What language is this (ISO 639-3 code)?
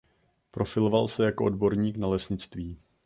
ces